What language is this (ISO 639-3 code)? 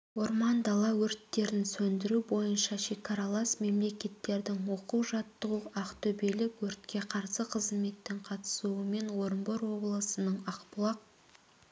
kaz